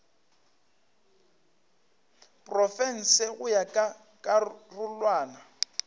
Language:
Northern Sotho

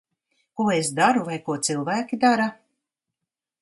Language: Latvian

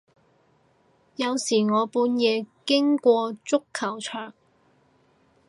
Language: Cantonese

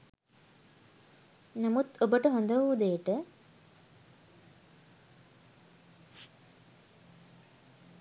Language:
Sinhala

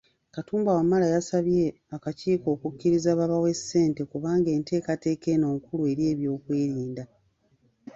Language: Ganda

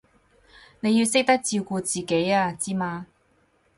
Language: Cantonese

